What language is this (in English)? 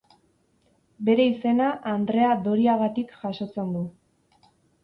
Basque